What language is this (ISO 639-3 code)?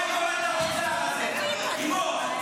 heb